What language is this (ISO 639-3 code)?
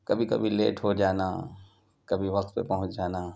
urd